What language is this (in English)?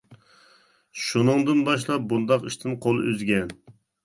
Uyghur